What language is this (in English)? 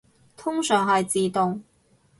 Cantonese